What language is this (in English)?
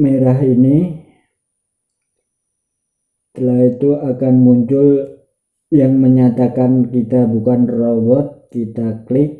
Indonesian